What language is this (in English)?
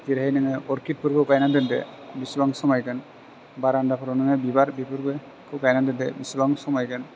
Bodo